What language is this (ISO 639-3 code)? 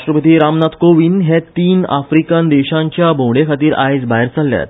kok